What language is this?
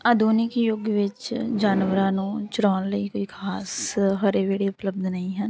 Punjabi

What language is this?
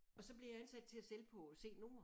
Danish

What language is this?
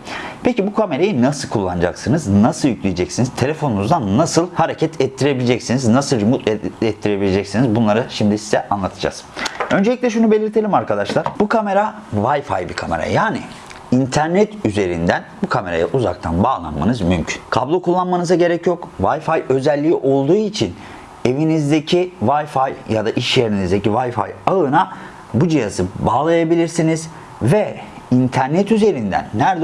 Turkish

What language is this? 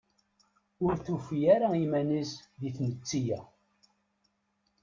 Kabyle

